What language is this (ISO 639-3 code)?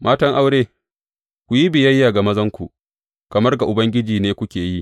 hau